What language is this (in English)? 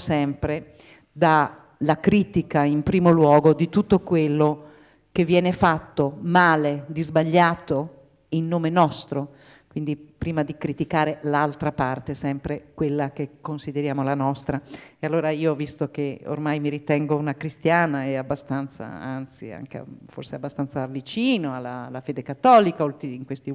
Italian